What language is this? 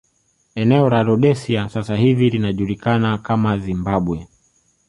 Swahili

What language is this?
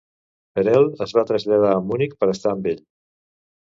Catalan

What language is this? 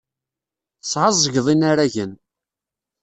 Kabyle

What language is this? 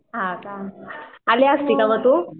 Marathi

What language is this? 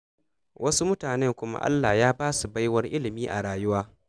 Hausa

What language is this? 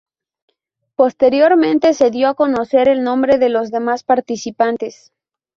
Spanish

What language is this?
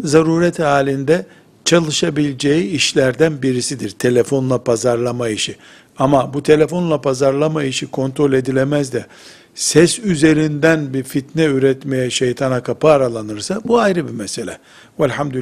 Turkish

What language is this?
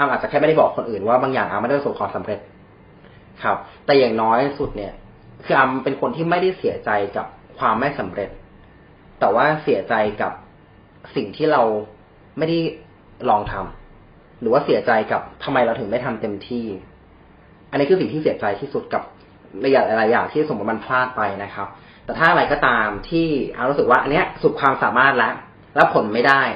Thai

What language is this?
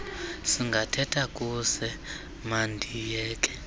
Xhosa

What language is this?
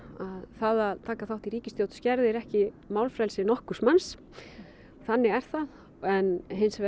Icelandic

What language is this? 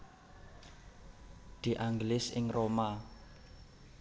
Javanese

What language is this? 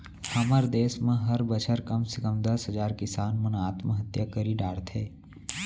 Chhattisgarhi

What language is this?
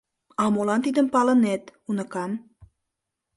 Mari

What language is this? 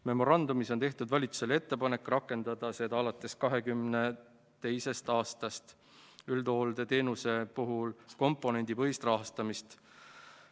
Estonian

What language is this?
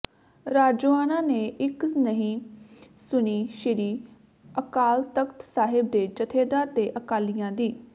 Punjabi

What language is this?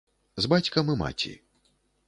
Belarusian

